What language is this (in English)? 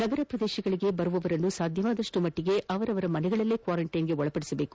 Kannada